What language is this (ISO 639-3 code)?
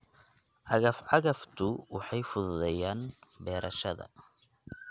som